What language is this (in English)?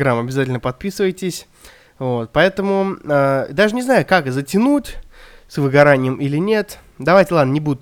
Russian